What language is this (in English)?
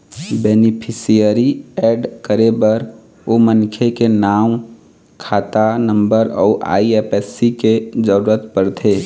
Chhattisgarhi